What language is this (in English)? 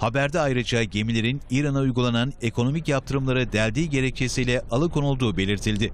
Turkish